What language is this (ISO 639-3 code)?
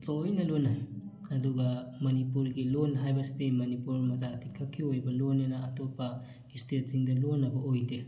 mni